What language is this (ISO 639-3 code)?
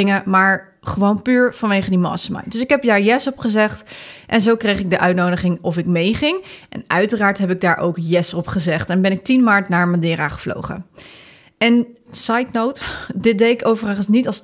nld